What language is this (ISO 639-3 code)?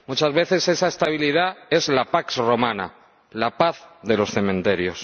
spa